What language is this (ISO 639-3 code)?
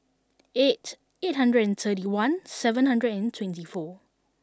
eng